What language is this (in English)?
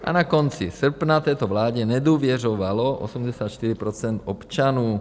Czech